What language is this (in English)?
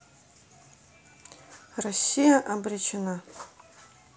Russian